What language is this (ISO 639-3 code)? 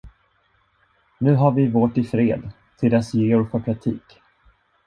swe